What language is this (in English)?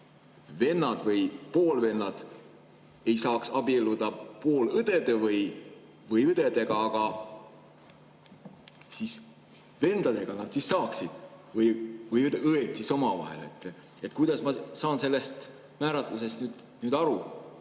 Estonian